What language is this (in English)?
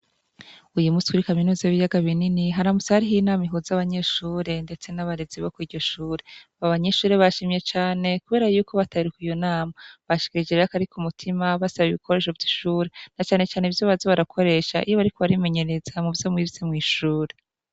Rundi